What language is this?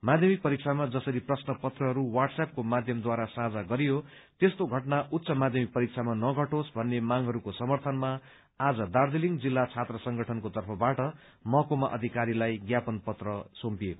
Nepali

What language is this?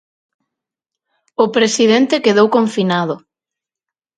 Galician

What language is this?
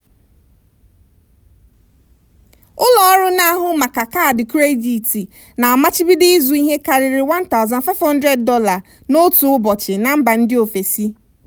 Igbo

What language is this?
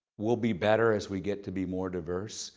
English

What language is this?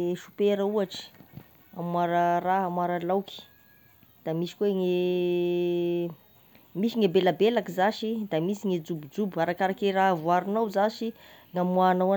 Tesaka Malagasy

